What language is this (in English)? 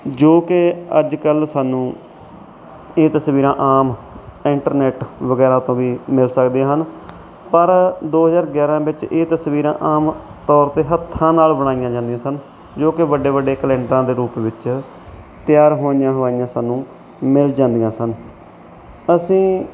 Punjabi